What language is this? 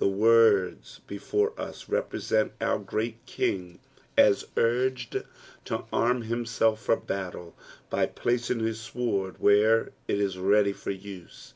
English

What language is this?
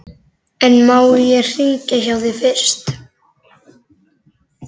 Icelandic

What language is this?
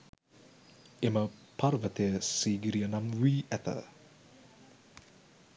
Sinhala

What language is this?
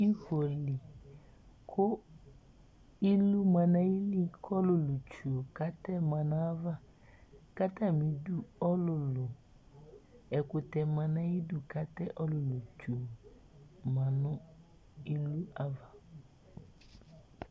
Ikposo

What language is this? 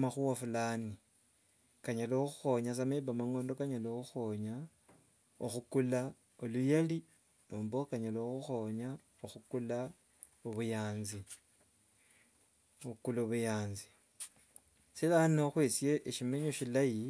Wanga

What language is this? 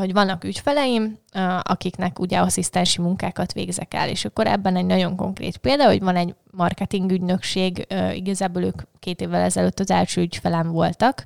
Hungarian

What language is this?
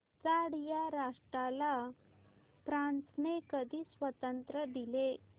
Marathi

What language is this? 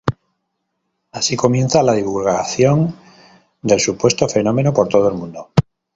Spanish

